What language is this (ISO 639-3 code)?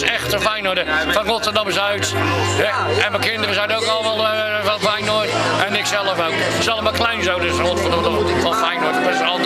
nld